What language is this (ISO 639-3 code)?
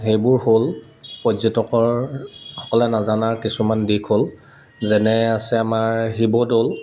asm